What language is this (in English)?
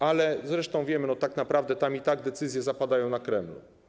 Polish